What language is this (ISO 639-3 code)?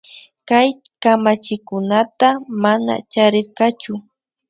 qvi